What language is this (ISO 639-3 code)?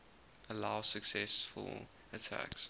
eng